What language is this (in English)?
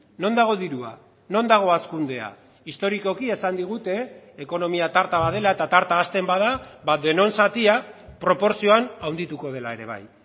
Basque